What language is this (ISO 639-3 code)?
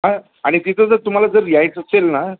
mar